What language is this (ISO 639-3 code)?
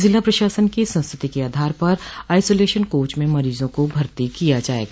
hin